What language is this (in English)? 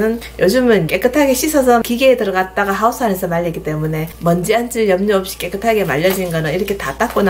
Korean